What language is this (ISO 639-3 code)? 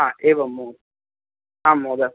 san